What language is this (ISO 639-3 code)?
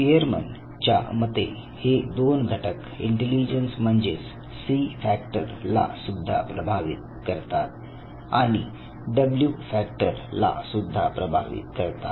mar